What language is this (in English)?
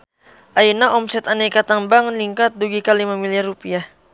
Sundanese